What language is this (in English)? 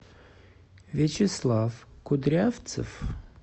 Russian